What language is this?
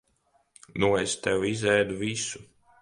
Latvian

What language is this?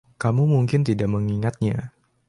Indonesian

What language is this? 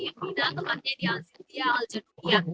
Indonesian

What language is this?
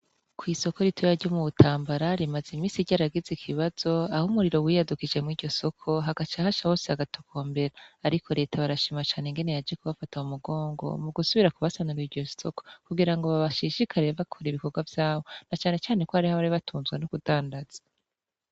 Rundi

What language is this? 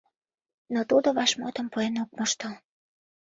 Mari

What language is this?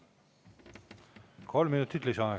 Estonian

